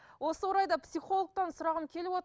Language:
Kazakh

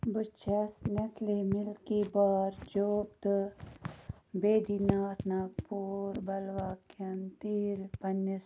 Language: Kashmiri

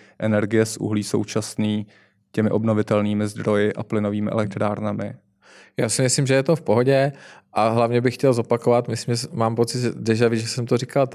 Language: Czech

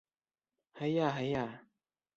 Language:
Bashkir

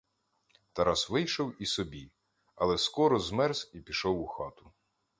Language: Ukrainian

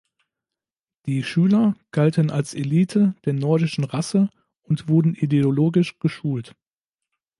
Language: German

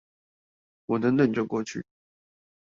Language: Chinese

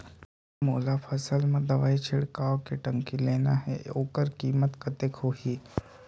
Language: Chhattisgarhi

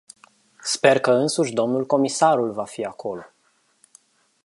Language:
Romanian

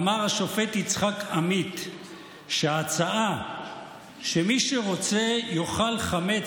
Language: Hebrew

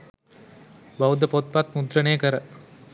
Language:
Sinhala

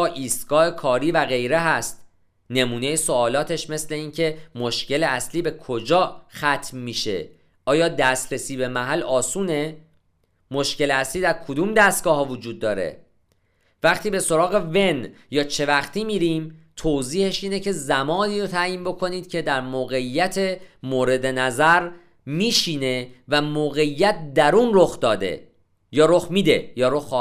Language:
Persian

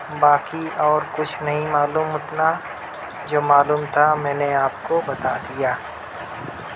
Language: Urdu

